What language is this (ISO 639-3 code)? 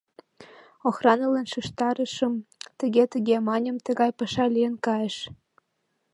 chm